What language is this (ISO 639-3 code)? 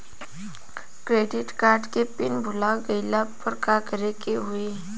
bho